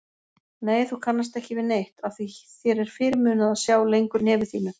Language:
Icelandic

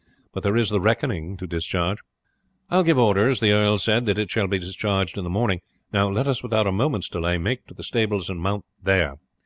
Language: English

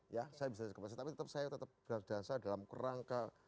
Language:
Indonesian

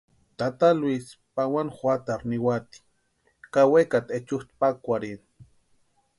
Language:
Western Highland Purepecha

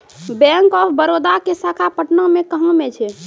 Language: Maithili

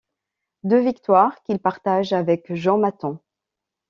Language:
French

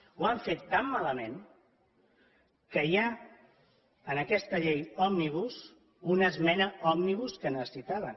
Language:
Catalan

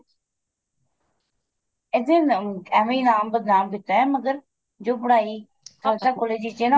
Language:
Punjabi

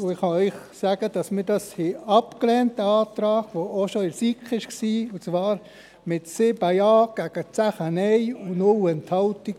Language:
Swiss German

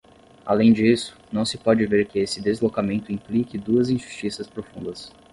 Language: Portuguese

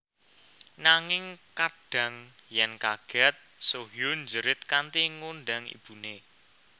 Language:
Javanese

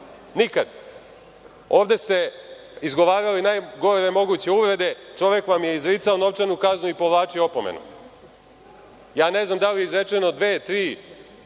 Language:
Serbian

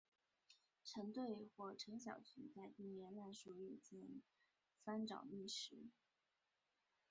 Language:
Chinese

